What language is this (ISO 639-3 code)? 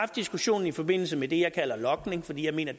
dan